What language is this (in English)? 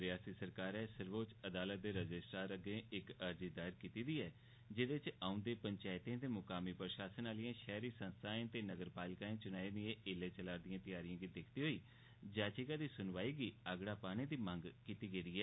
Dogri